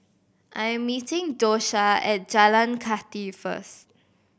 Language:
English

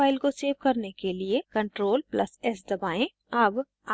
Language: Hindi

